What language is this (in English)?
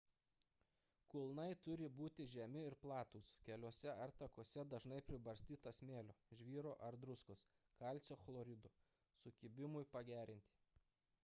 Lithuanian